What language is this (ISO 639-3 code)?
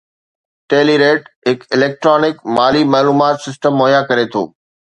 snd